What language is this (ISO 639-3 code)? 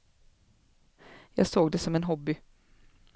swe